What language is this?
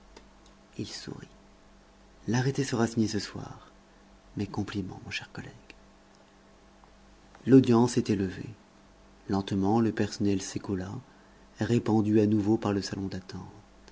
French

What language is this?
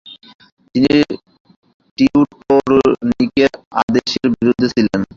Bangla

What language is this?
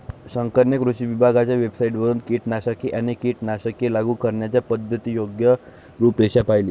Marathi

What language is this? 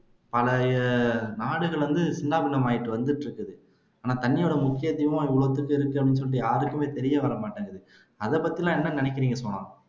Tamil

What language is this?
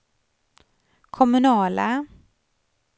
Swedish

